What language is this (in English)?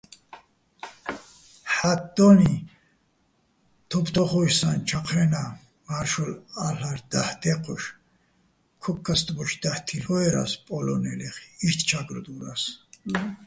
Bats